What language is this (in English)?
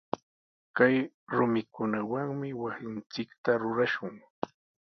Sihuas Ancash Quechua